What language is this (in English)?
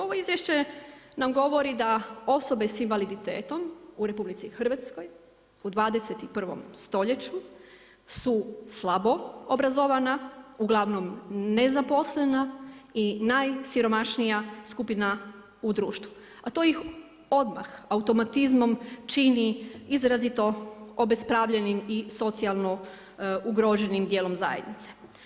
Croatian